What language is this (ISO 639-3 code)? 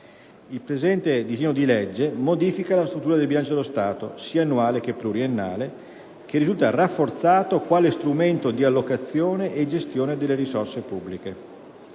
ita